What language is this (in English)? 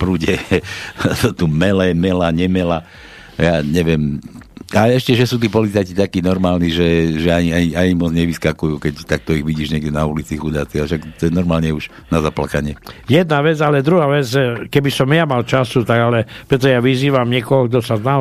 Slovak